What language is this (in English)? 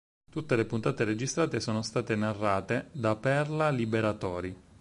Italian